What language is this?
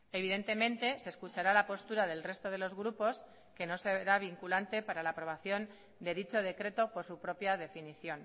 Spanish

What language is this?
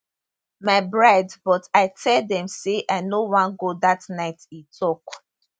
Nigerian Pidgin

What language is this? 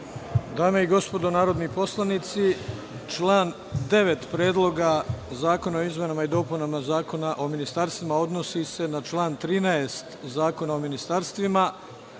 Serbian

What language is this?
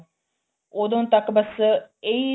Punjabi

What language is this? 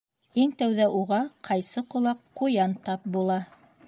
Bashkir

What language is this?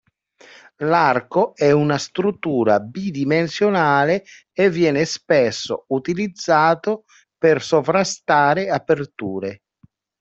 Italian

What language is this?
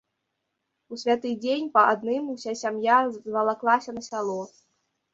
Belarusian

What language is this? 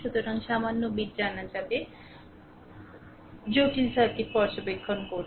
Bangla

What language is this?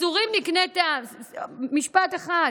Hebrew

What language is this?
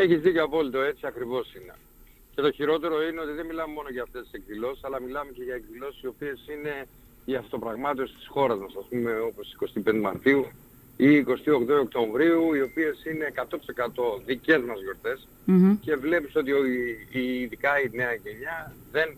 Greek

